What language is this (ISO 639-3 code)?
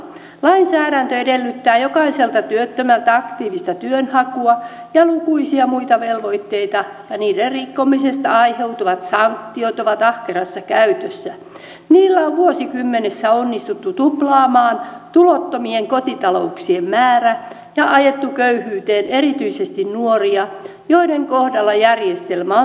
fin